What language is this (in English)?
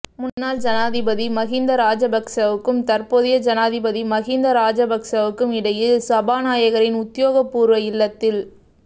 Tamil